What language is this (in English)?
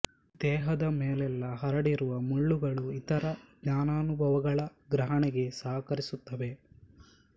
Kannada